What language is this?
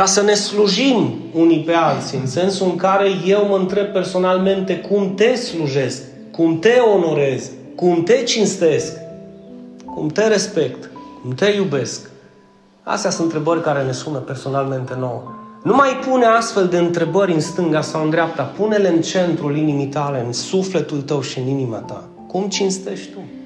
Romanian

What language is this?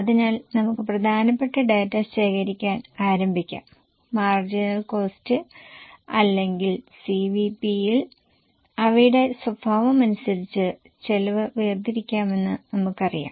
Malayalam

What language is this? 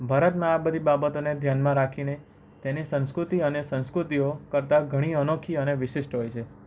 Gujarati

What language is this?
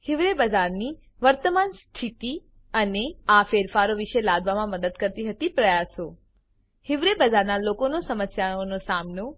Gujarati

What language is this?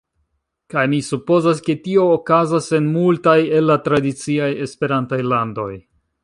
Esperanto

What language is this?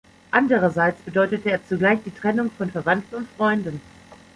German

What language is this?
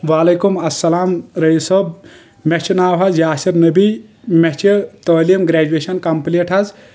Kashmiri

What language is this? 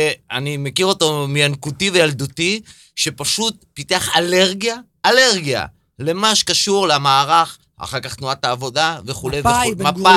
Hebrew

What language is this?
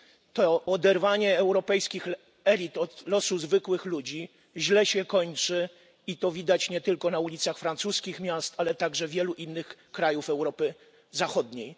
Polish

